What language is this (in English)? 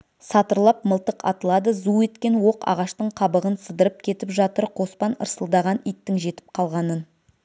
Kazakh